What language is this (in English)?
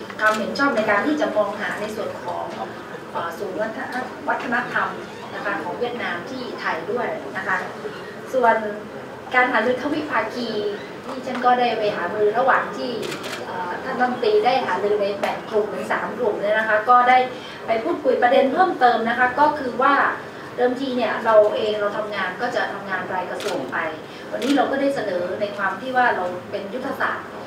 Thai